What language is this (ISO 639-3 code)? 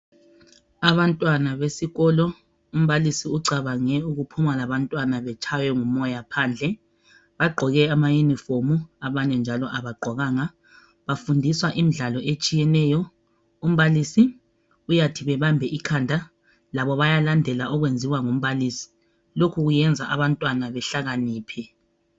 nde